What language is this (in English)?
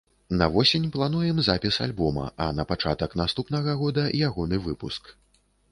Belarusian